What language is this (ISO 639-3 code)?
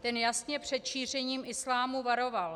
ces